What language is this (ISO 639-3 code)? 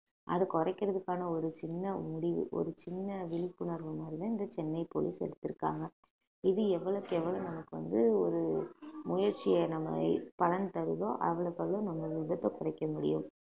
tam